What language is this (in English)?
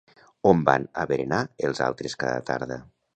Catalan